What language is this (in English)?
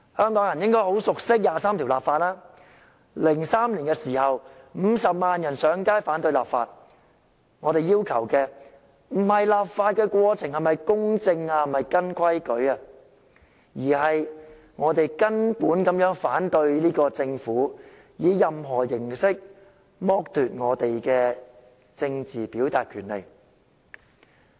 Cantonese